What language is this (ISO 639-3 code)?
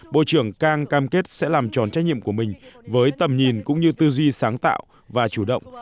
vie